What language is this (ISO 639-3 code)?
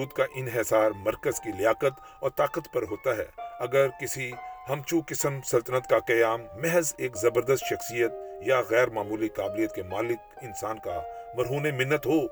urd